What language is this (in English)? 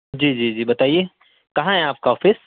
Urdu